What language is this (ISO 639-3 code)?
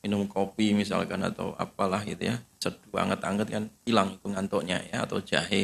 ind